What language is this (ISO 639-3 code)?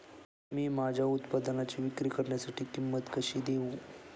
mar